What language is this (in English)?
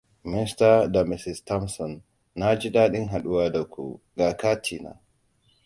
Hausa